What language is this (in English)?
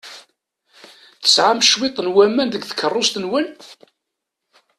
Kabyle